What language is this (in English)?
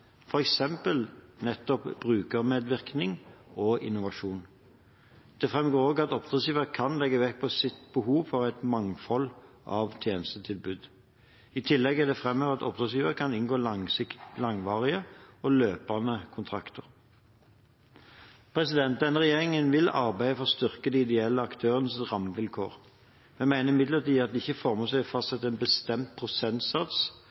Norwegian Bokmål